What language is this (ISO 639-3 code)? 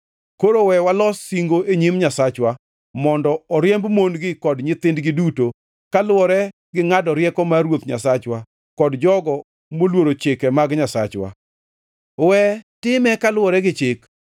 luo